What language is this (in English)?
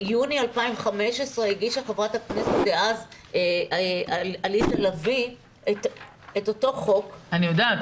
Hebrew